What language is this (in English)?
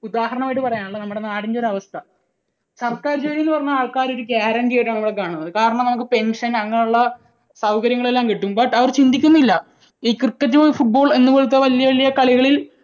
Malayalam